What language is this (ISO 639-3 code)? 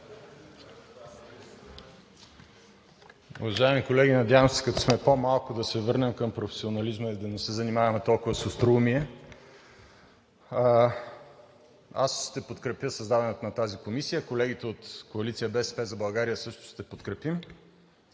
bul